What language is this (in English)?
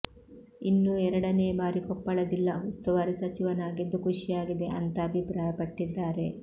Kannada